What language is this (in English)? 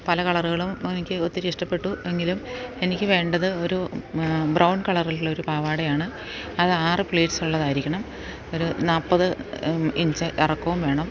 Malayalam